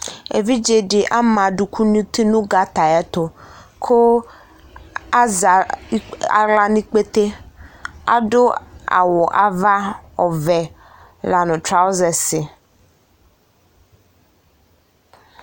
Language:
Ikposo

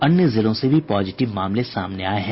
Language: Hindi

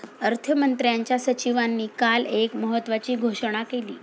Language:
Marathi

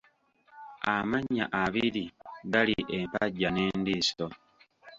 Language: Ganda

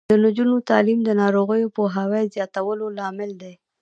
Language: Pashto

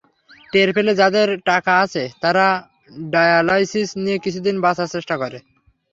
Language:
Bangla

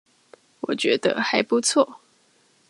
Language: Chinese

